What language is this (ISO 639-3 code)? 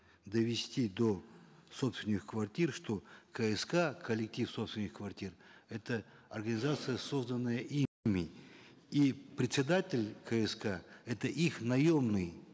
kaz